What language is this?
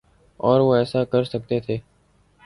Urdu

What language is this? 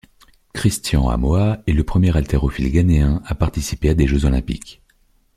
French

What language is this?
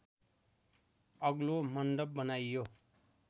Nepali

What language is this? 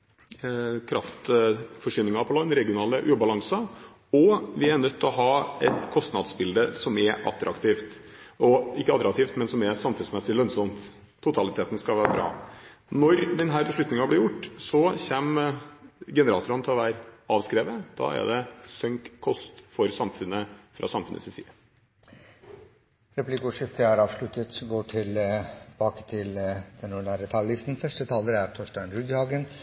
Norwegian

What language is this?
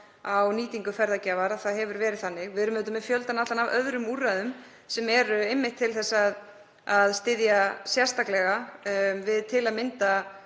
Icelandic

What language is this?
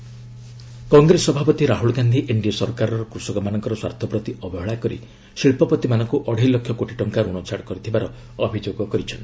Odia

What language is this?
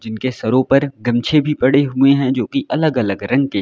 Hindi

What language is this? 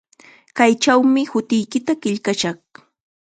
Chiquián Ancash Quechua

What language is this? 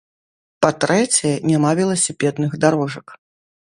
Belarusian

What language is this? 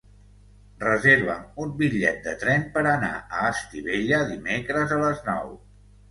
Catalan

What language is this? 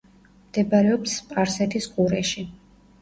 Georgian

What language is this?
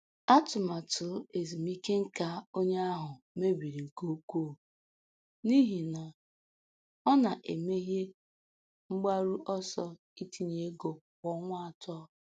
Igbo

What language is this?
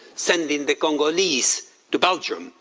English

